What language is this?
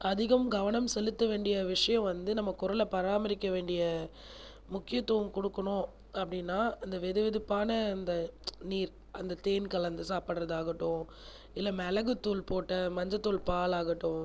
Tamil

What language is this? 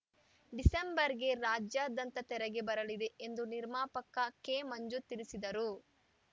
Kannada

